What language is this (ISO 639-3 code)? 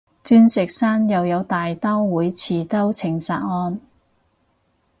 yue